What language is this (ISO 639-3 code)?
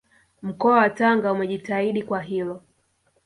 swa